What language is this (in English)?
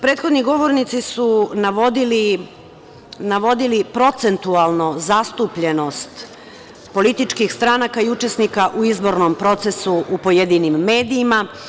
Serbian